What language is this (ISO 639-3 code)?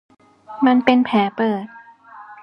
tha